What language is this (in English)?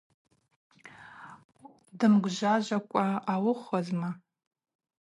Abaza